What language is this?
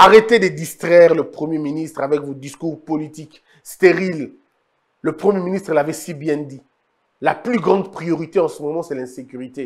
French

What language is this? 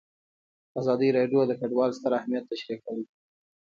Pashto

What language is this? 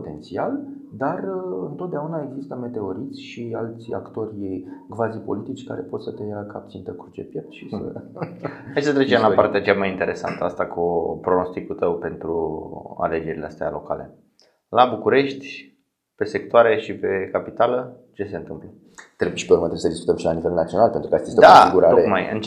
Romanian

